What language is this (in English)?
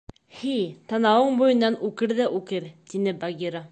Bashkir